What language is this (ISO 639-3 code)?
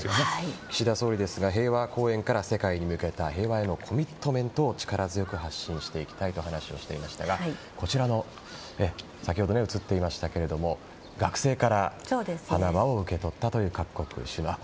jpn